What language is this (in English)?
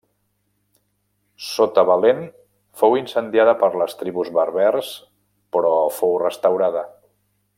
Catalan